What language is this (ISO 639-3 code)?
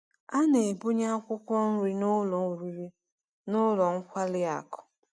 ibo